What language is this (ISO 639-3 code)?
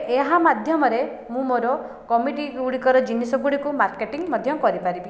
ori